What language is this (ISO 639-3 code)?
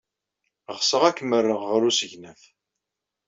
kab